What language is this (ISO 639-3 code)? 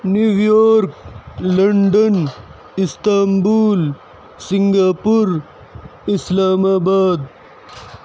urd